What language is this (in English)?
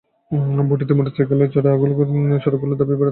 Bangla